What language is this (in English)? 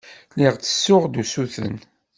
Kabyle